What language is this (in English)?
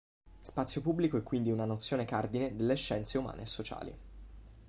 Italian